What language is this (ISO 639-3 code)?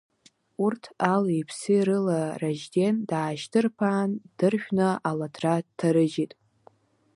abk